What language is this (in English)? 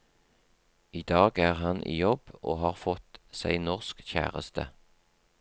Norwegian